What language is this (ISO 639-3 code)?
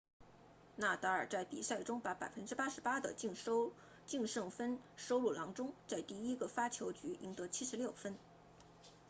zho